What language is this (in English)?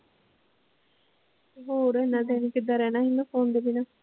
Punjabi